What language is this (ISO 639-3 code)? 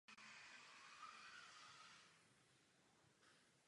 ces